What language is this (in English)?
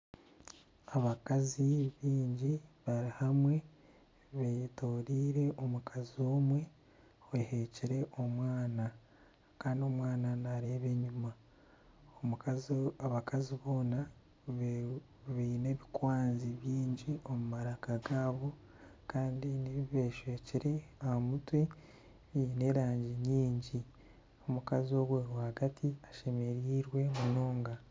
Nyankole